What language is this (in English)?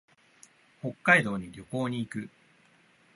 Japanese